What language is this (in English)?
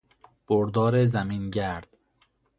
Persian